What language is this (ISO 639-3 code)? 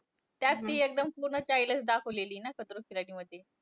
mar